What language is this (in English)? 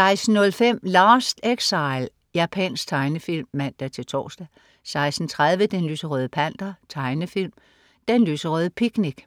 Danish